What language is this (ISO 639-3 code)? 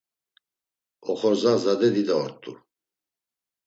lzz